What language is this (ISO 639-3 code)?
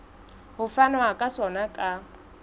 sot